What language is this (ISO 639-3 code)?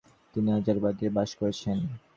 ben